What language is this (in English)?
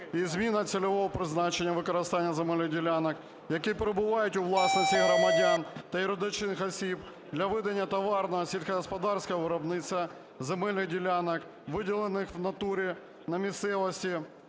Ukrainian